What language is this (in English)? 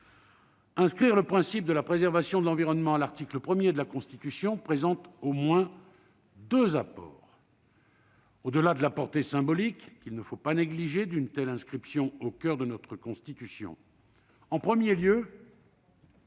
French